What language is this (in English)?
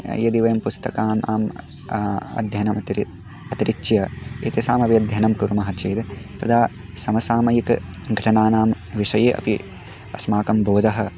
Sanskrit